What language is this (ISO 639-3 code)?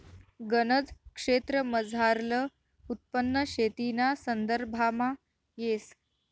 mar